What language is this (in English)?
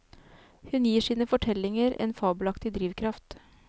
Norwegian